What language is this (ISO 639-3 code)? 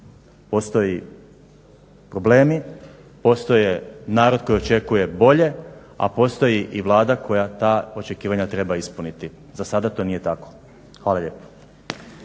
hrv